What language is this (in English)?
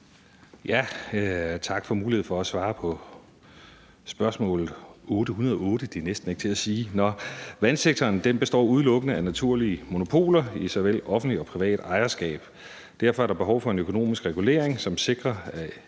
Danish